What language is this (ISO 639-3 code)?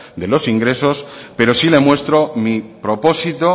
spa